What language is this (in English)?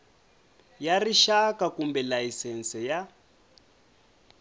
Tsonga